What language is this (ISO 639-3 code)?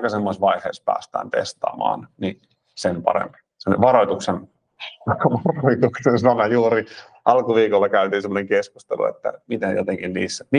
fin